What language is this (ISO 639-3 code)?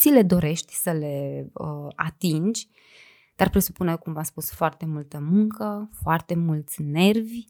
ron